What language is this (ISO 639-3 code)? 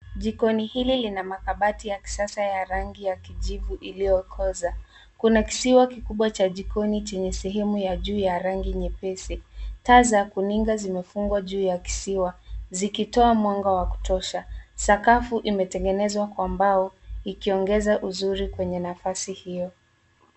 swa